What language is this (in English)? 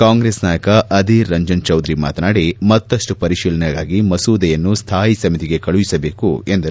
Kannada